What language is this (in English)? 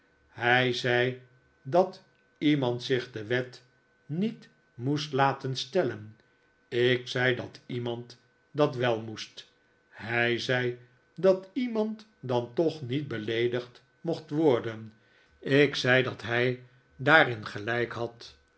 Dutch